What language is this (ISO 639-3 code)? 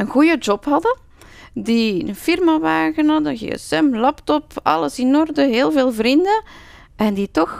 nld